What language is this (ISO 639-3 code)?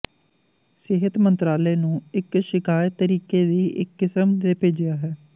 pan